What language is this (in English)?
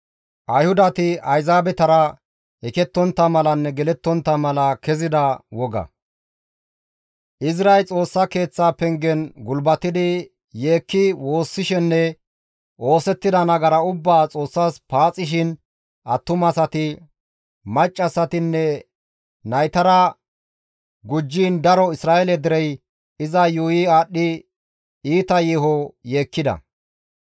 Gamo